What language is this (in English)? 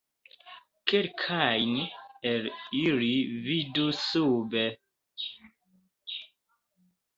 Esperanto